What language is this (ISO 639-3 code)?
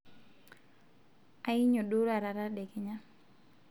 mas